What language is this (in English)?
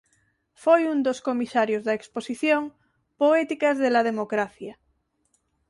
Galician